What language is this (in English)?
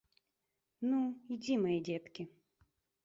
Belarusian